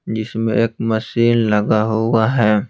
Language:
Hindi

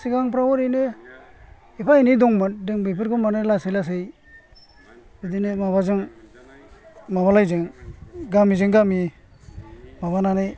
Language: Bodo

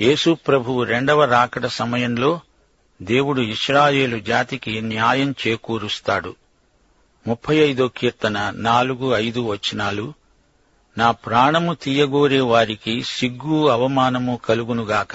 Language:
Telugu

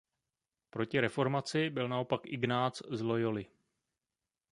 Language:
Czech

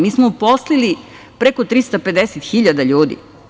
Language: Serbian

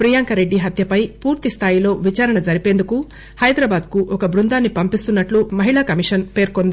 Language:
Telugu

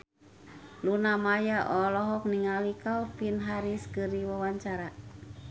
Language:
Sundanese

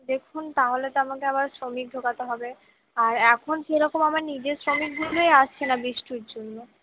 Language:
Bangla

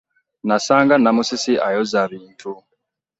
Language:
Ganda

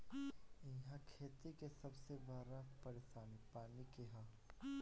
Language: Bhojpuri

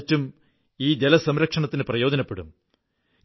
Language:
Malayalam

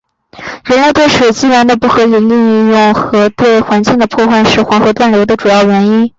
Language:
Chinese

